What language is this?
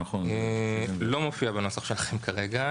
Hebrew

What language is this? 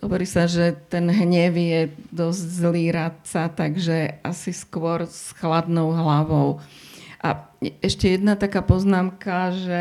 Slovak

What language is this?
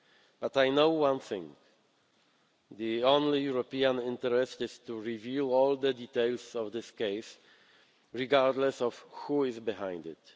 English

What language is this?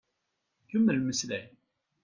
Kabyle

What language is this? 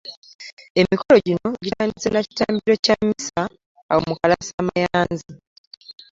Ganda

